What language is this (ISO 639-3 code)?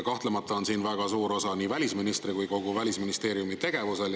est